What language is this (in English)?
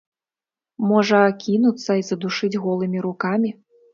Belarusian